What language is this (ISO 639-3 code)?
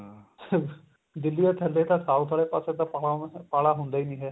pan